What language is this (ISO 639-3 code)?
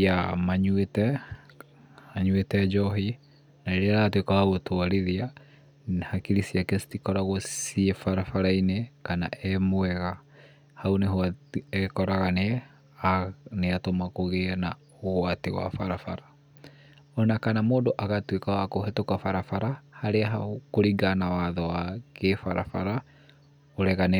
kik